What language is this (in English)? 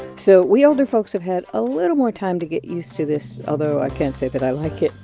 English